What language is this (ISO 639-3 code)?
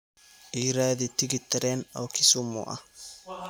som